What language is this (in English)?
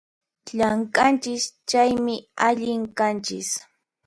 Puno Quechua